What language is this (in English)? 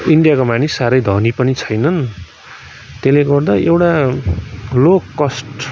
Nepali